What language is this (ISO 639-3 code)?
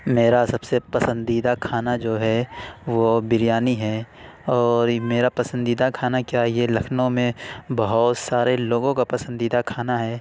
urd